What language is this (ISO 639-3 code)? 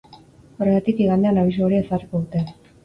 eus